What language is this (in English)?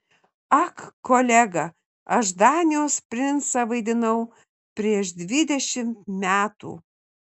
Lithuanian